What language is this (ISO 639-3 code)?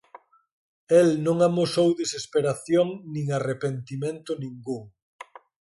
glg